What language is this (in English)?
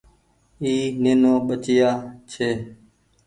Goaria